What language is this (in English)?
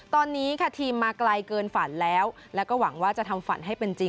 Thai